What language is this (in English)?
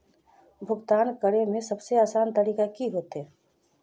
Magahi